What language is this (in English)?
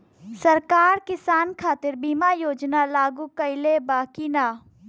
Bhojpuri